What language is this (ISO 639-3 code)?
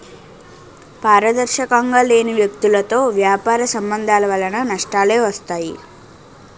tel